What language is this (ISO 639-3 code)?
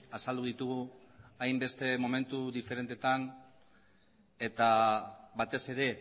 eus